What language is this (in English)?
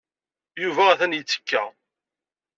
Kabyle